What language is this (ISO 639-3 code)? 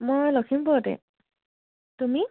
asm